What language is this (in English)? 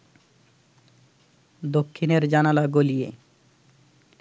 Bangla